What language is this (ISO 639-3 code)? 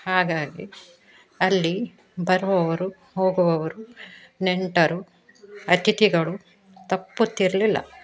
kan